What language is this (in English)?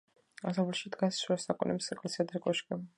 Georgian